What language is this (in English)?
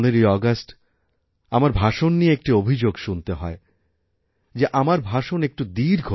Bangla